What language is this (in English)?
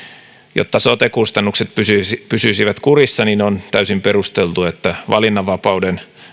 Finnish